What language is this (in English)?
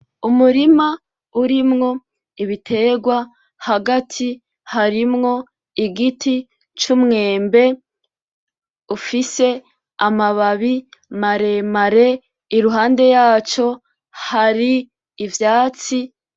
Rundi